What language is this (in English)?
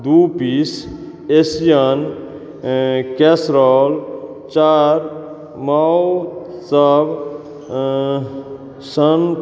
Maithili